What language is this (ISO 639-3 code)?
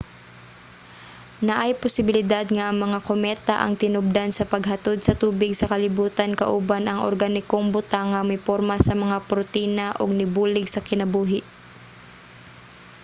ceb